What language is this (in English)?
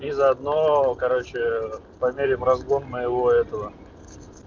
Russian